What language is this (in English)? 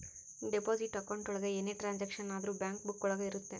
Kannada